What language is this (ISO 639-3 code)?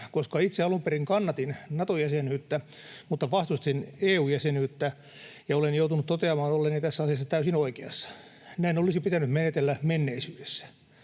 fin